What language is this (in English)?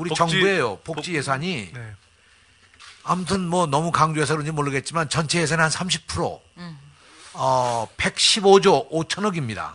Korean